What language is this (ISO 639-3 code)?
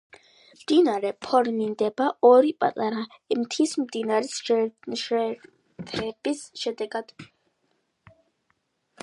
kat